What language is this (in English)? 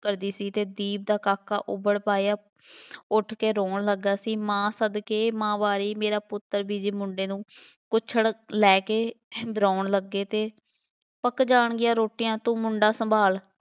Punjabi